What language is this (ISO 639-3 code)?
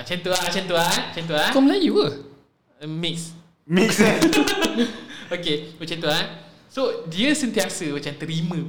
msa